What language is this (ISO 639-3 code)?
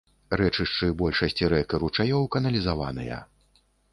bel